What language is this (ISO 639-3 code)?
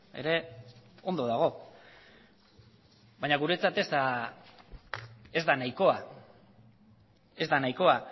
eus